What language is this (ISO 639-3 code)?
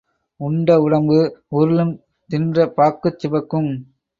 tam